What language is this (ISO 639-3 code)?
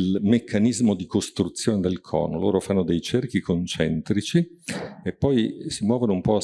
ita